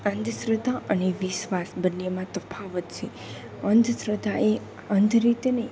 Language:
Gujarati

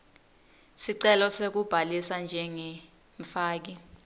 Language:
Swati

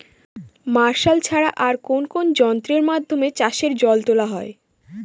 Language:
Bangla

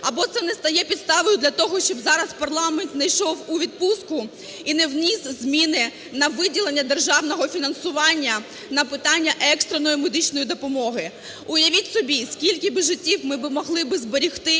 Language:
Ukrainian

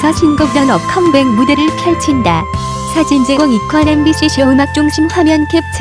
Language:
Korean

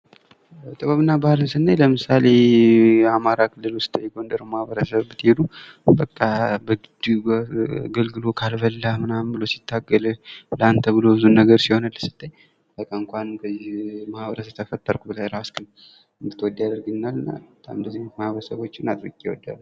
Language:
Amharic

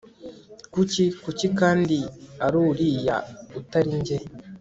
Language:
Kinyarwanda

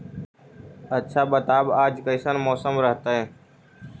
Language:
Magahi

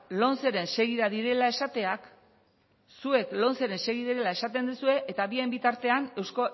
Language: Basque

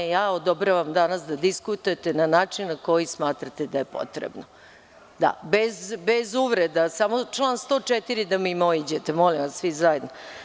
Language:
Serbian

